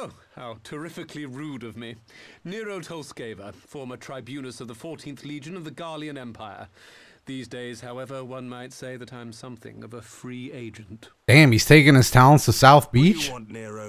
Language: English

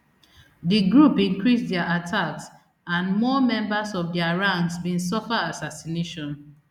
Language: Nigerian Pidgin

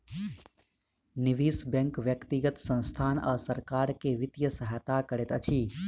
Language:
Maithili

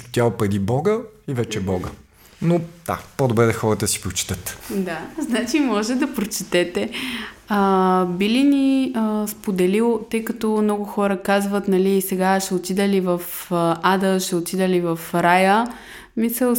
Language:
Bulgarian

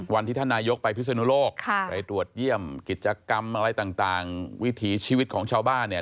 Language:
Thai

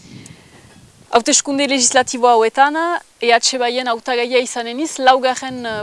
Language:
French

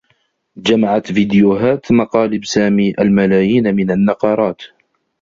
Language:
Arabic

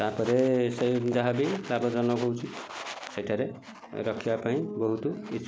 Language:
Odia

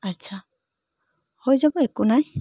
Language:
Assamese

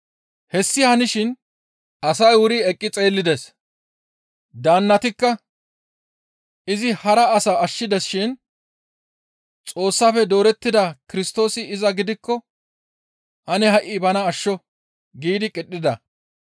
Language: Gamo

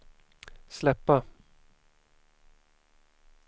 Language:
Swedish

